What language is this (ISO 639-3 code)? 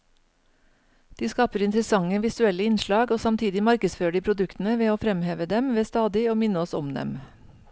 nor